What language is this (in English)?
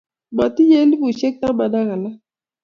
Kalenjin